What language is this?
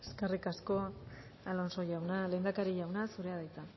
Basque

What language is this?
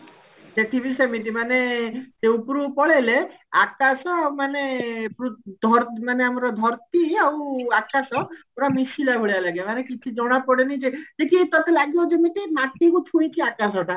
Odia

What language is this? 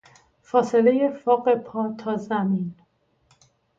Persian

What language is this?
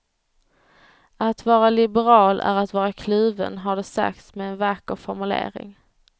Swedish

